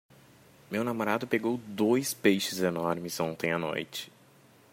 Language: Portuguese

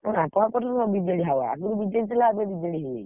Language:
Odia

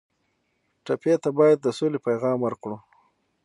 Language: Pashto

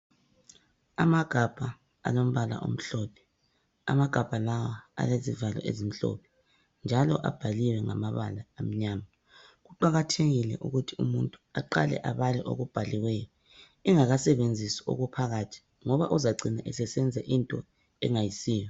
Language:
North Ndebele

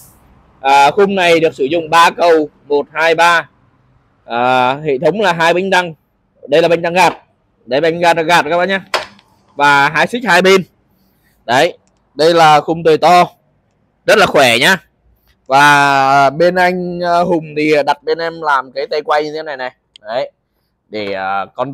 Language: Vietnamese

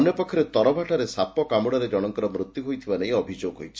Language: Odia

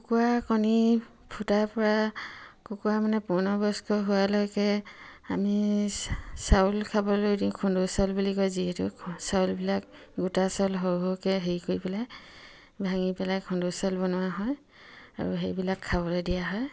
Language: Assamese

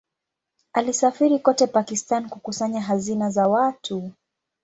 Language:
Swahili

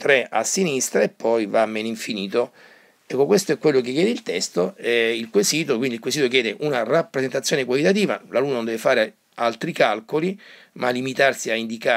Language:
Italian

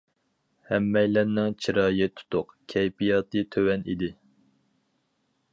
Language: Uyghur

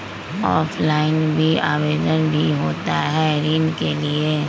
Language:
Magahi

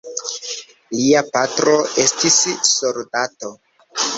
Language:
Esperanto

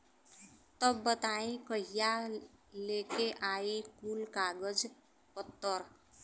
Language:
Bhojpuri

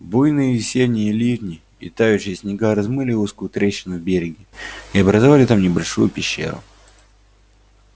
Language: Russian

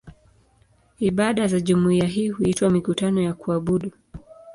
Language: Swahili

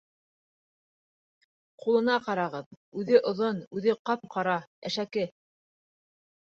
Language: Bashkir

